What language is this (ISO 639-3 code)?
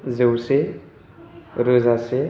brx